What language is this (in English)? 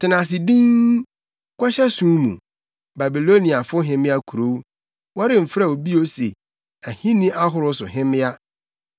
Akan